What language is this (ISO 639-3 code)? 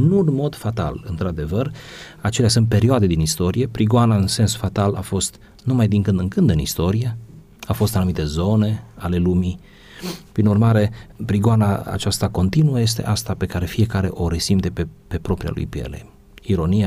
ron